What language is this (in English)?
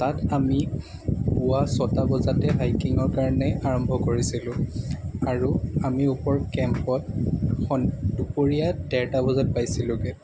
Assamese